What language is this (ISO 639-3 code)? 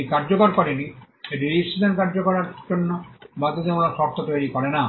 ben